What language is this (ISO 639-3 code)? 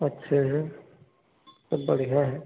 hin